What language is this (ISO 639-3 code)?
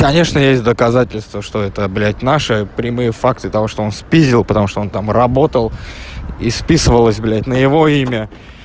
rus